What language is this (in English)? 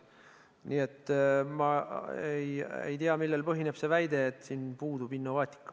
Estonian